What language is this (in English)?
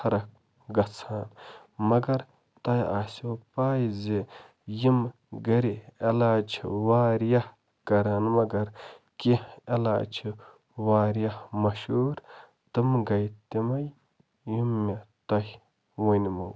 Kashmiri